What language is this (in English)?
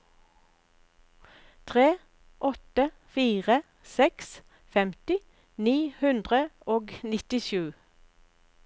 Norwegian